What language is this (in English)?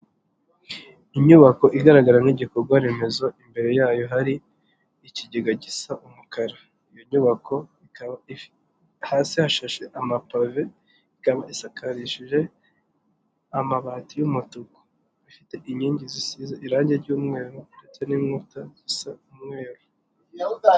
Kinyarwanda